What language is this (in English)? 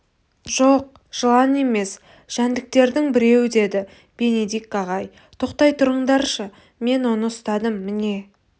Kazakh